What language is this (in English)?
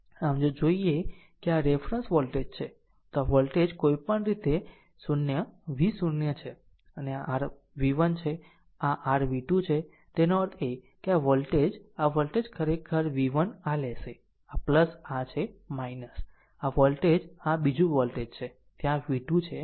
Gujarati